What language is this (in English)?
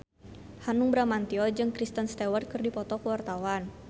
Sundanese